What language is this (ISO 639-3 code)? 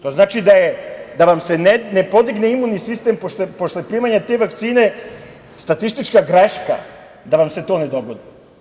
srp